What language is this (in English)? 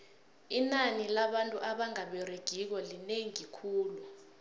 South Ndebele